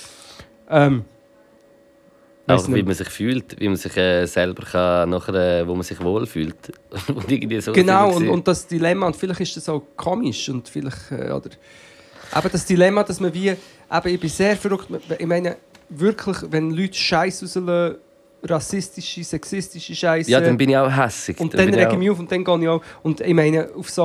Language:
German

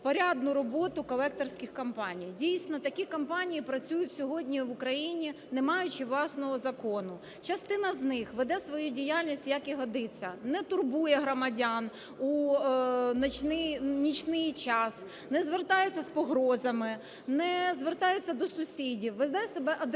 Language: Ukrainian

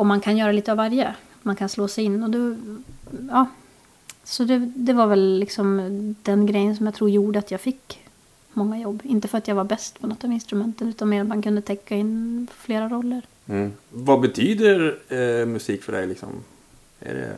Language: Swedish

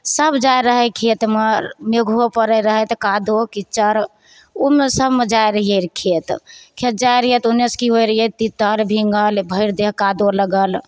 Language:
Maithili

